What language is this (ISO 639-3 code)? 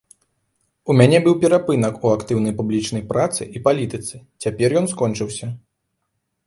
bel